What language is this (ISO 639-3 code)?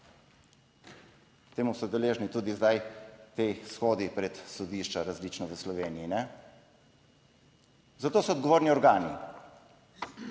slv